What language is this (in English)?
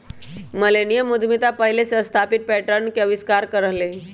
Magahi